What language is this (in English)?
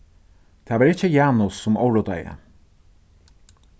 Faroese